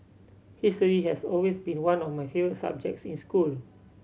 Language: English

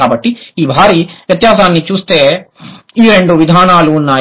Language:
Telugu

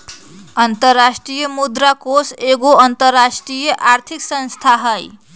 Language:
Magahi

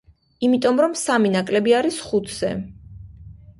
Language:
Georgian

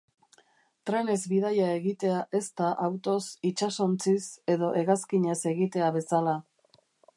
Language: Basque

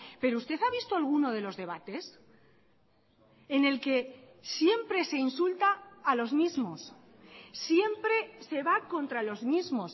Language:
Spanish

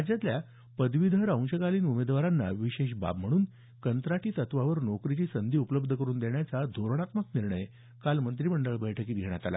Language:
Marathi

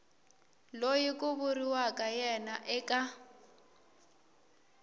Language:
Tsonga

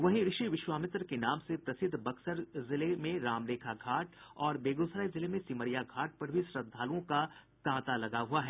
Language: Hindi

